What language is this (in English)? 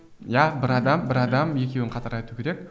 Kazakh